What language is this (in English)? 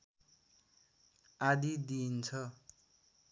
Nepali